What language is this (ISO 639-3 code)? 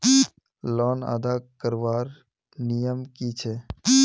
mag